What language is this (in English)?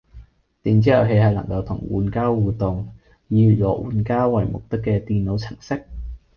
Cantonese